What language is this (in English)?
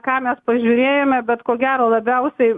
Lithuanian